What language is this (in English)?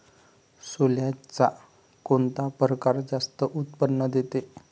Marathi